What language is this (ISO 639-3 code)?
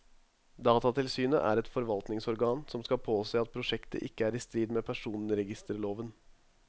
nor